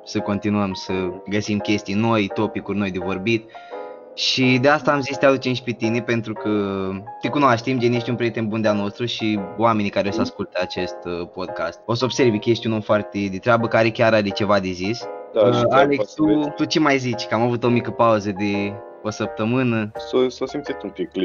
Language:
Romanian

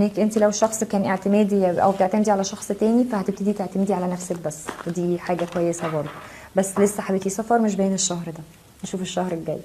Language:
Arabic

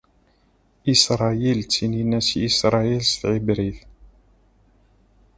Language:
Kabyle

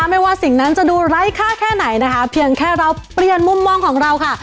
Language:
Thai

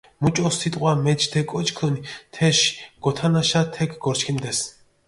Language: Mingrelian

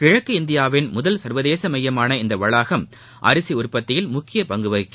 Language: Tamil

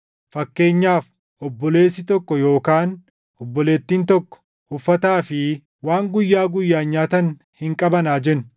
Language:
Oromo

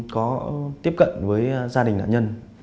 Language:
Vietnamese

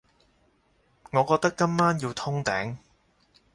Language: Cantonese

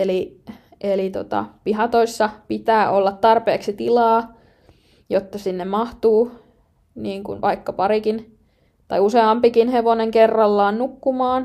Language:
Finnish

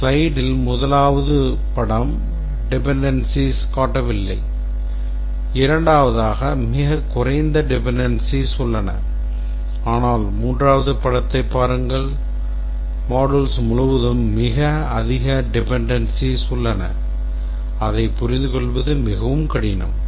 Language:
Tamil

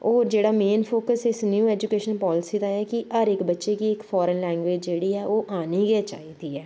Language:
Dogri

